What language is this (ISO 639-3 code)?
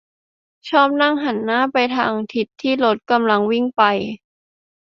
tha